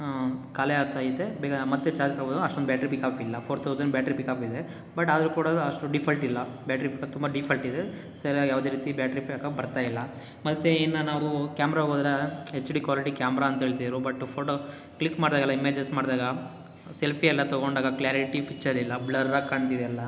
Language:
Kannada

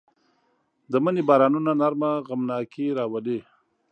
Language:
Pashto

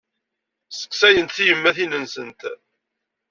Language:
Kabyle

